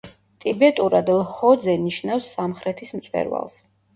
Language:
Georgian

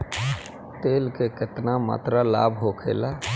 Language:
Bhojpuri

